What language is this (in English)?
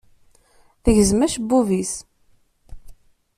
Kabyle